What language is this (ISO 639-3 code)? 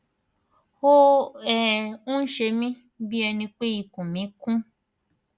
yor